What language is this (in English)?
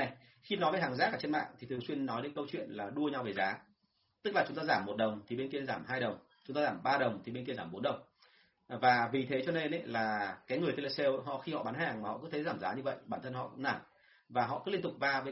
Vietnamese